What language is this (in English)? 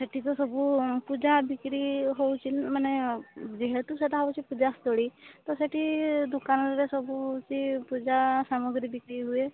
Odia